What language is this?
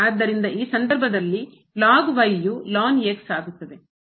Kannada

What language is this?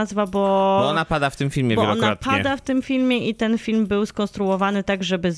Polish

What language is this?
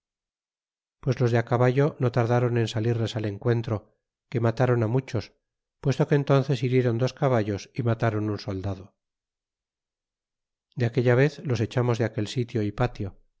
Spanish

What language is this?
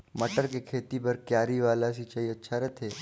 Chhattisgarhi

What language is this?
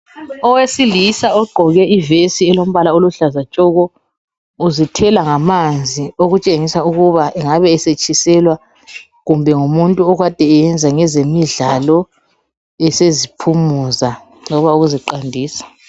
North Ndebele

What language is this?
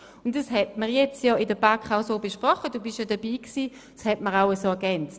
Swiss German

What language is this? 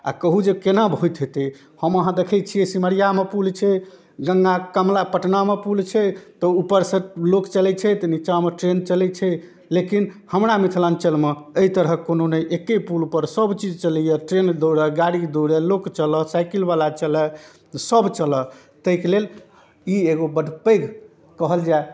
Maithili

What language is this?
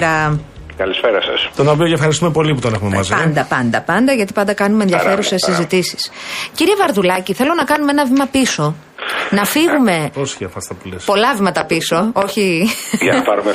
Greek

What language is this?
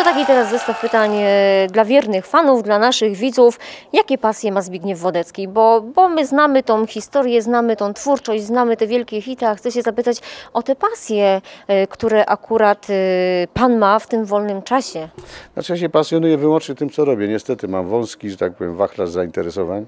Polish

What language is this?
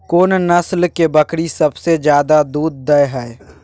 Maithili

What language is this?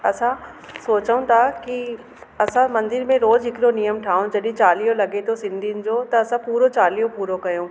Sindhi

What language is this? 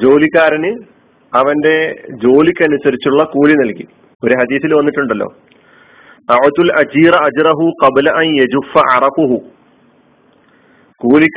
Malayalam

